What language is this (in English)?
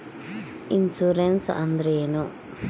Kannada